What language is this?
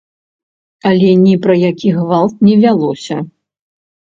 Belarusian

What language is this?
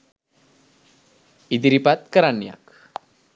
Sinhala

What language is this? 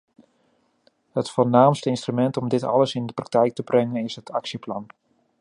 Dutch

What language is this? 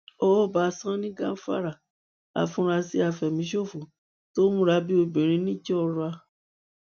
Yoruba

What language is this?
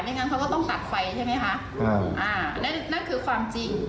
Thai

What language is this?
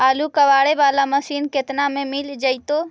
Magahi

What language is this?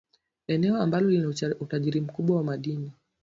Swahili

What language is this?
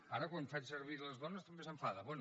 Catalan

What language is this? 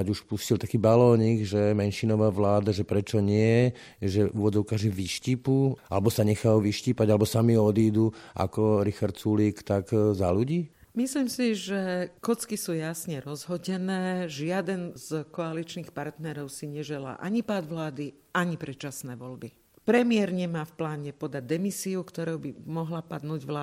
Slovak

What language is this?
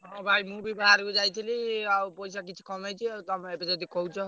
Odia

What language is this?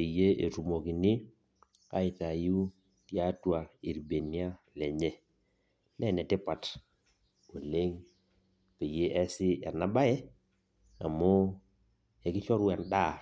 Masai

